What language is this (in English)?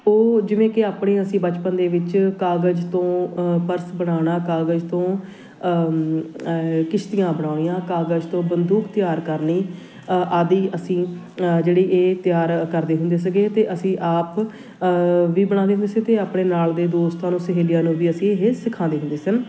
Punjabi